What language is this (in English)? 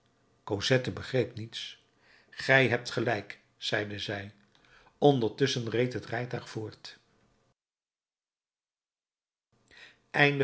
Dutch